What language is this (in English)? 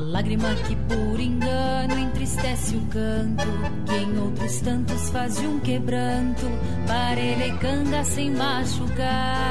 Portuguese